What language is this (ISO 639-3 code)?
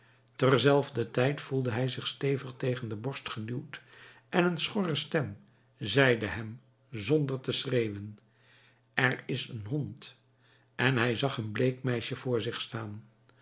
nld